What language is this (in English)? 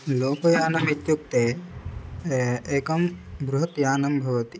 Sanskrit